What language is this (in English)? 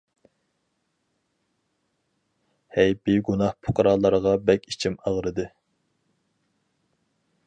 Uyghur